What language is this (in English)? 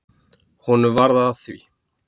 Icelandic